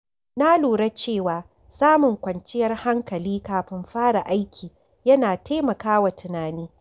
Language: Hausa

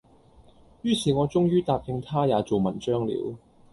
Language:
Cantonese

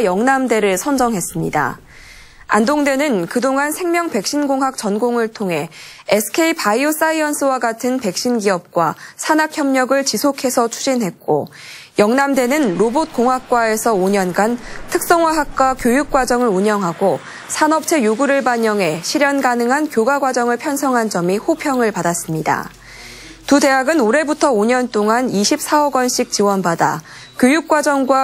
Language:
Korean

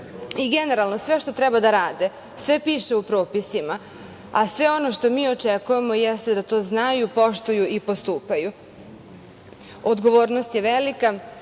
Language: Serbian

